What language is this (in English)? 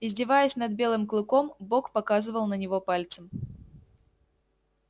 Russian